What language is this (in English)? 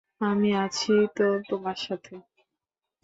Bangla